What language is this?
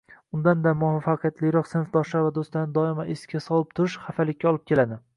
Uzbek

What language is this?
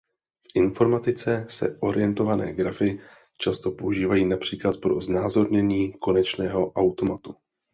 Czech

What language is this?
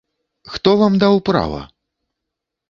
Belarusian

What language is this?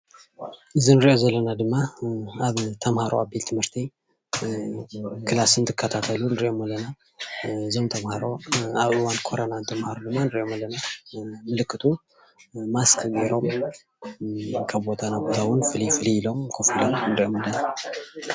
Tigrinya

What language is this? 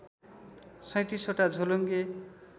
Nepali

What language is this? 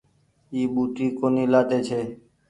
Goaria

